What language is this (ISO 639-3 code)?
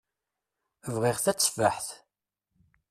kab